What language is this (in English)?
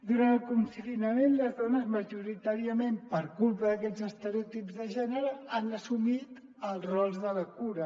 Catalan